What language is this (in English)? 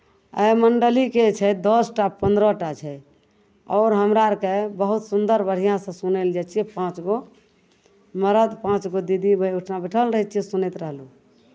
Maithili